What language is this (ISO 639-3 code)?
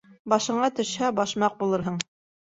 bak